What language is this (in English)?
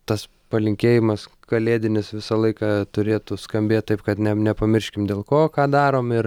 Lithuanian